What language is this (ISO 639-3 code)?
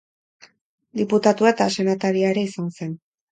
eus